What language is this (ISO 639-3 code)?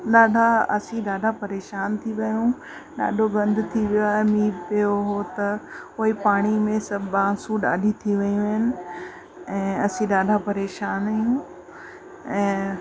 snd